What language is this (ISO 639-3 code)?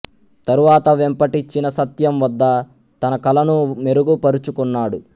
tel